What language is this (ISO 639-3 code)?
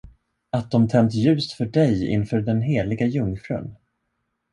swe